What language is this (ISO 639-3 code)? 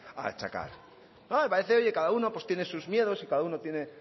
spa